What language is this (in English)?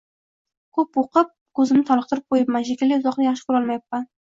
Uzbek